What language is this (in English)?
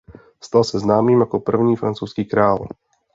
Czech